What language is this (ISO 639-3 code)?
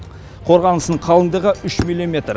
kaz